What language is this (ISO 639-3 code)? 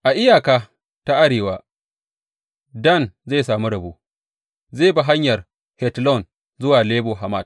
hau